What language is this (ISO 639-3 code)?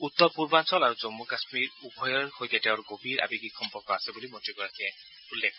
asm